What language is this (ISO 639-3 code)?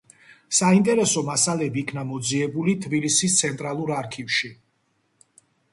kat